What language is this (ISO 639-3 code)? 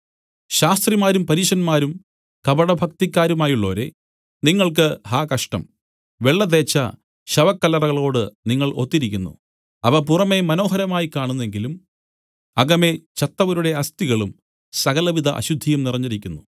mal